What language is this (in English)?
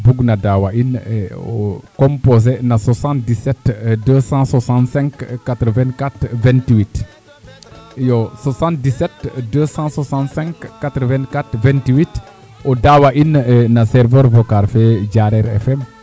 Serer